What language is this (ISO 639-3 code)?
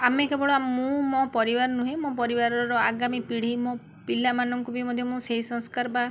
ori